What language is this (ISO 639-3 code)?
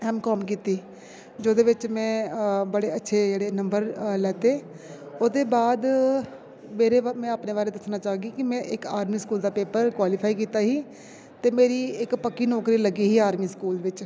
doi